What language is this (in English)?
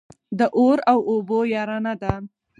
Pashto